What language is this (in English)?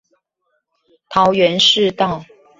Chinese